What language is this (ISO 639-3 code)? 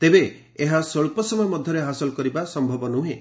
ori